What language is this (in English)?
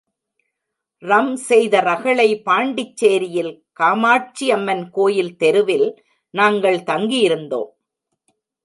Tamil